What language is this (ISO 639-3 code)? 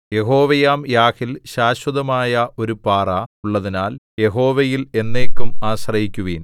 mal